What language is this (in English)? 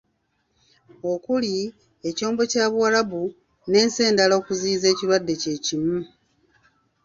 Ganda